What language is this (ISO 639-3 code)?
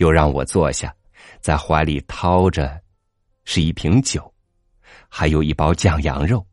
zho